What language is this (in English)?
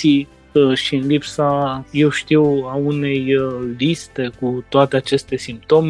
Romanian